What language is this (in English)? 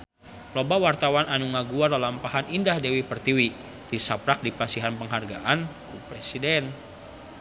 Sundanese